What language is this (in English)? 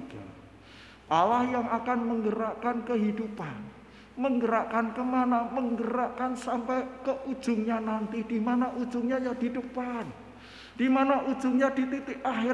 Indonesian